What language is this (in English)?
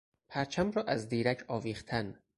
Persian